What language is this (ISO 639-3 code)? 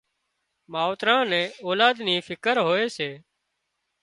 kxp